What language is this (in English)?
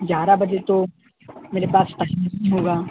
Urdu